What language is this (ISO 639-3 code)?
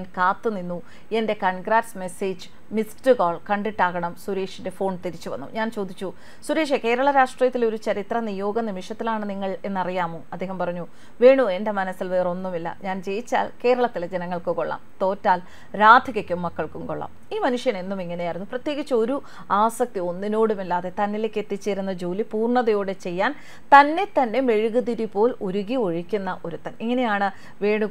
mal